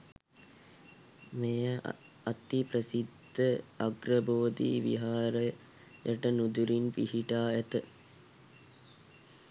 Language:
Sinhala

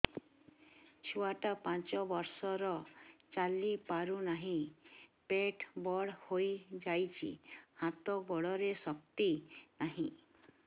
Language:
Odia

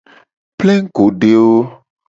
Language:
Gen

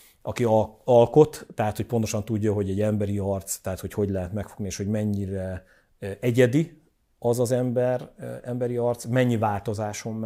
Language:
Hungarian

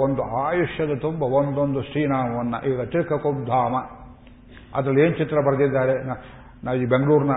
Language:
Kannada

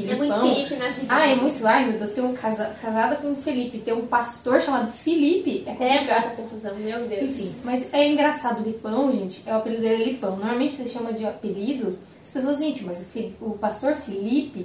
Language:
Portuguese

